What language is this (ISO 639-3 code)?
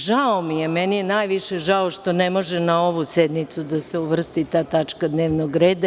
srp